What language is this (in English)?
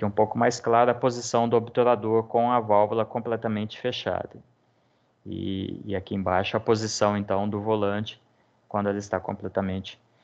Portuguese